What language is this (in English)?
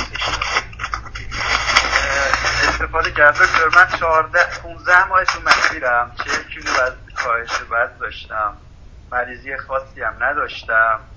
Persian